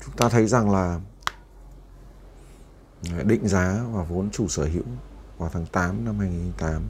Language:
Vietnamese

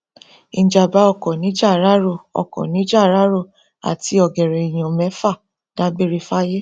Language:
Yoruba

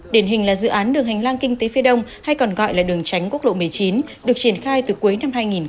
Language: Vietnamese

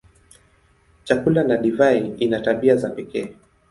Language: Swahili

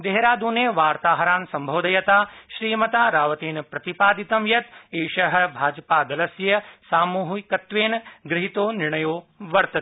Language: Sanskrit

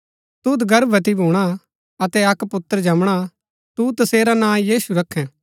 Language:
Gaddi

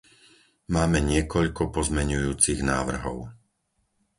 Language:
Slovak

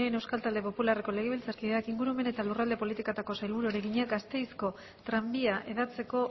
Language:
Basque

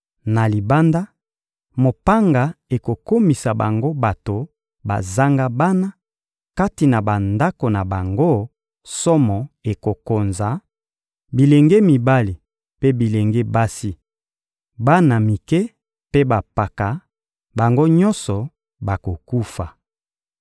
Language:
Lingala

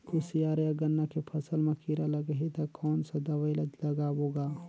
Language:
Chhattisgarhi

